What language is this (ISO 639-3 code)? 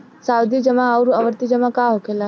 bho